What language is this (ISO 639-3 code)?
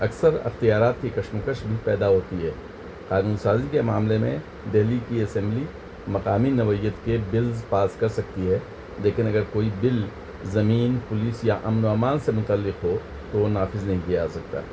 urd